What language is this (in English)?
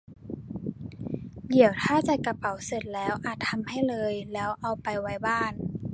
Thai